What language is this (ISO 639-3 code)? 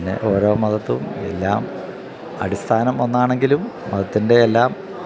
mal